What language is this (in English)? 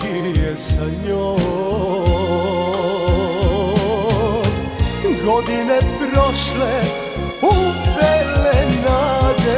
Arabic